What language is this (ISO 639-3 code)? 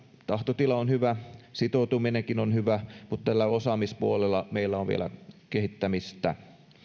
fin